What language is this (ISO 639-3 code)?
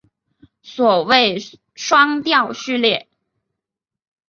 zho